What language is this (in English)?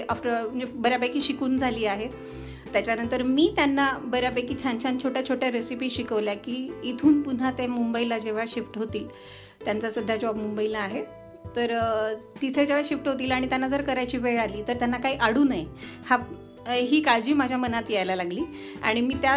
Marathi